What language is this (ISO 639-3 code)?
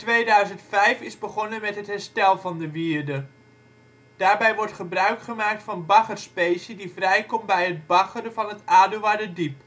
nld